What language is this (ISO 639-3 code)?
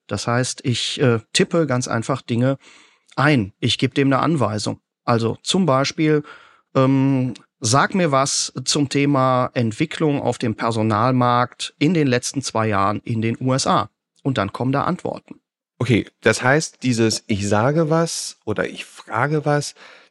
deu